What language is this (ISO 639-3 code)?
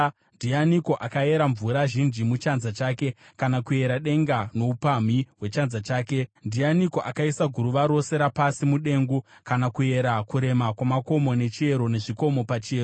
sna